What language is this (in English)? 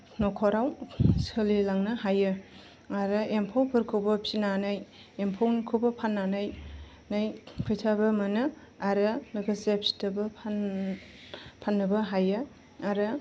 Bodo